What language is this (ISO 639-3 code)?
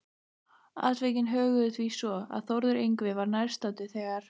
isl